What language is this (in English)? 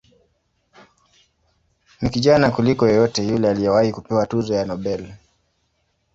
Swahili